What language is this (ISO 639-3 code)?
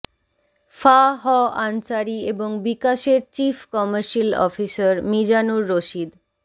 ben